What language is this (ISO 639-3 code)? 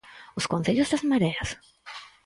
glg